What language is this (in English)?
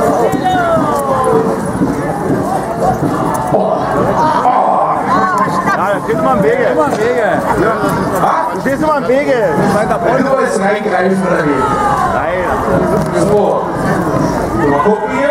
German